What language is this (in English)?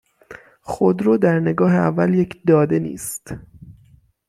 Persian